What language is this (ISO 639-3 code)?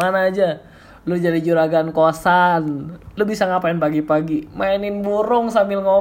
ind